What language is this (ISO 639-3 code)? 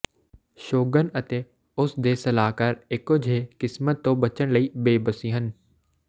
pan